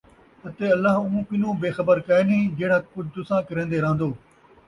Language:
Saraiki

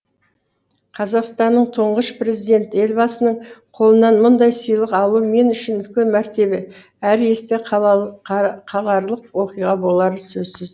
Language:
Kazakh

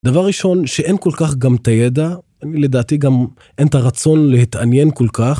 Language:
Hebrew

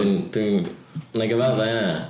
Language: Welsh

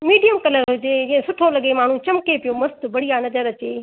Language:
Sindhi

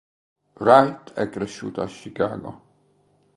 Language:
Italian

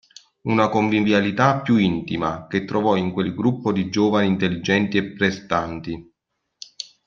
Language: Italian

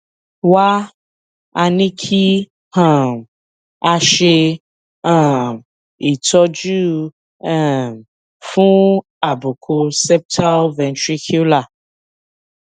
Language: Yoruba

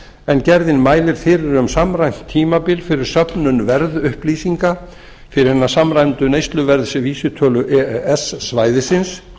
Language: Icelandic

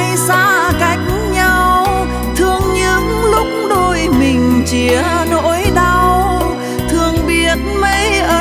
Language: Vietnamese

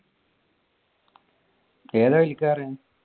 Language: Malayalam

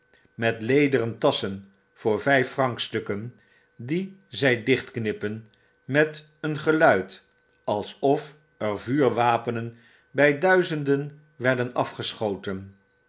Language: Dutch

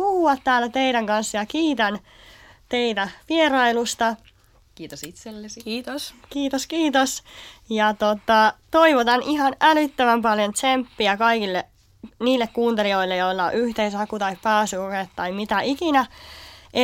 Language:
Finnish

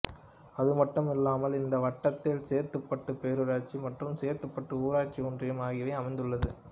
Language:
Tamil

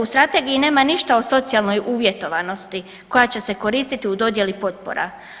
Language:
Croatian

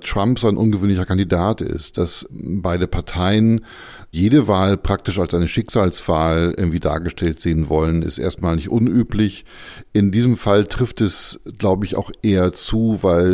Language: German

